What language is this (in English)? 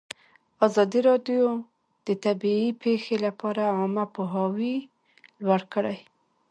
Pashto